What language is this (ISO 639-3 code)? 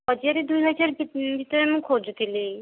ori